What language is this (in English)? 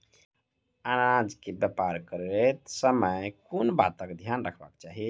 Maithili